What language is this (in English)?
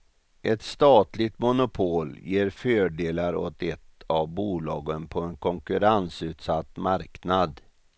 Swedish